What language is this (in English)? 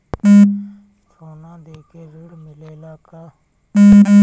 Bhojpuri